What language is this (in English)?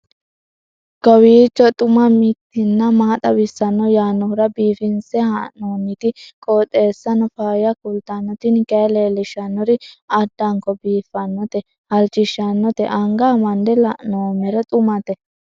Sidamo